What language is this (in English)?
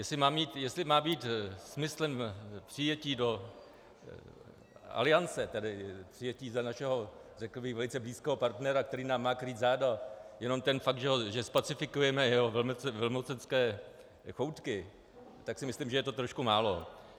Czech